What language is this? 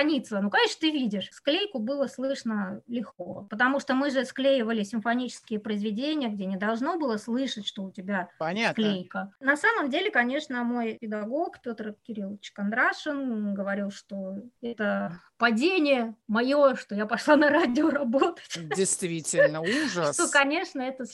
Russian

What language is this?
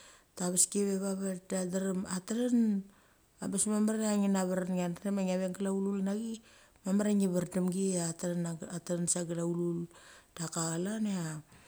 Mali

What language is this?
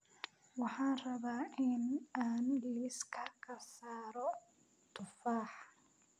Somali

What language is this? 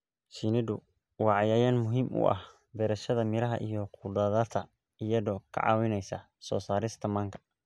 Somali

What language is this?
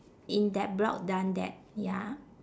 English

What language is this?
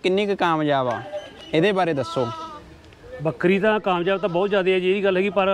Punjabi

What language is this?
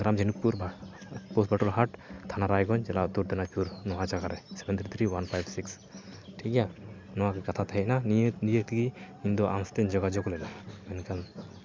Santali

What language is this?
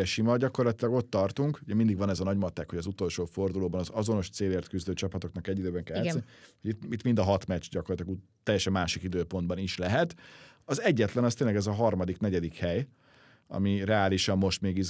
Hungarian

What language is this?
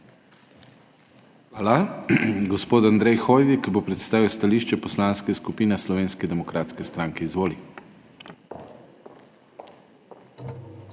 Slovenian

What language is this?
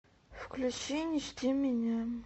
Russian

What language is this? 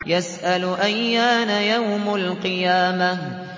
Arabic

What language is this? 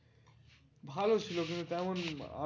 Bangla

